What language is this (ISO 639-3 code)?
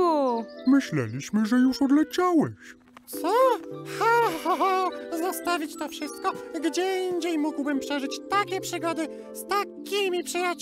pol